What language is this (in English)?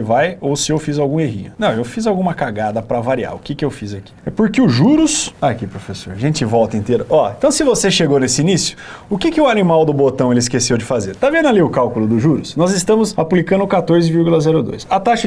Portuguese